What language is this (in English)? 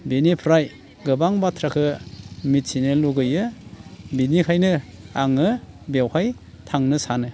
Bodo